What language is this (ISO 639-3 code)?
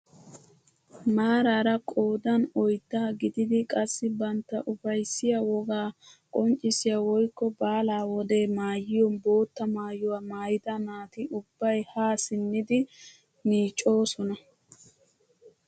wal